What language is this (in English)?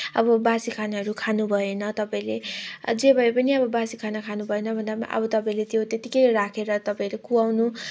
Nepali